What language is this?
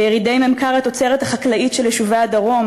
Hebrew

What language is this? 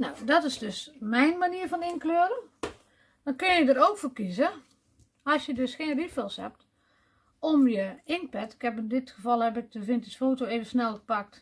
Dutch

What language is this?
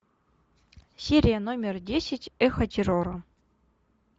Russian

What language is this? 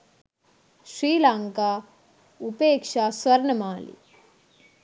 Sinhala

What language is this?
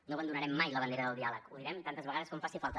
Catalan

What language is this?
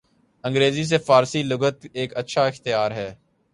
Urdu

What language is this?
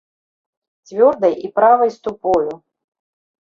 Belarusian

